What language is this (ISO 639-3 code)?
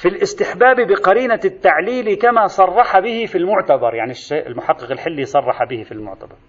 ara